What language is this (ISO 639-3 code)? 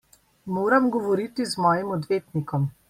slv